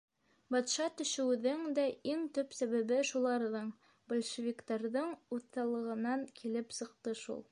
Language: Bashkir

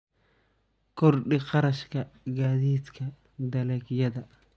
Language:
Somali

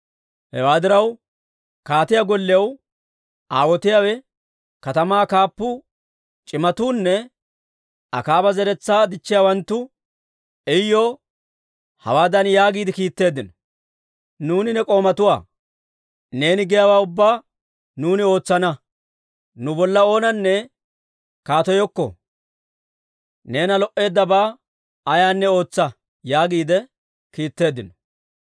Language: Dawro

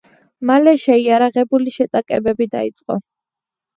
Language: Georgian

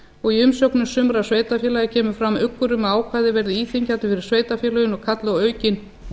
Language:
Icelandic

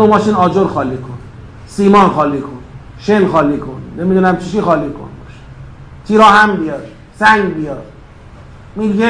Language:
Persian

